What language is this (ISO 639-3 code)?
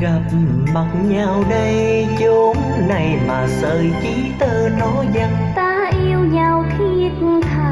vie